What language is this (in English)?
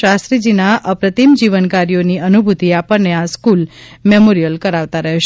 Gujarati